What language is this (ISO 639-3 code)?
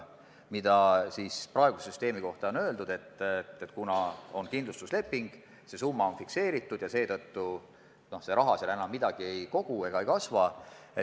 est